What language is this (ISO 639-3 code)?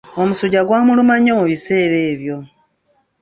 lug